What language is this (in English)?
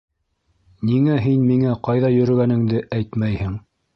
Bashkir